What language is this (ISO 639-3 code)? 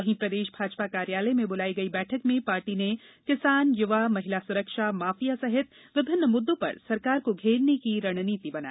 hin